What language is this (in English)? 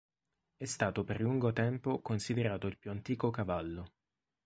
Italian